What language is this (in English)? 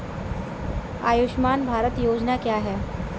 Hindi